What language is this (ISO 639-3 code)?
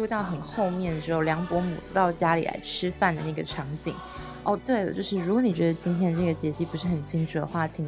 zho